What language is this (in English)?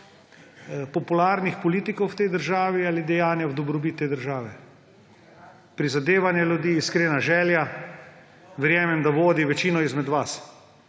Slovenian